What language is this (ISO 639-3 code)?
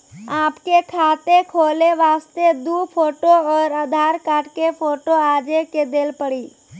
mai